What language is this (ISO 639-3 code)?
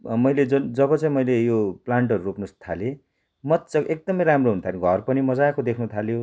nep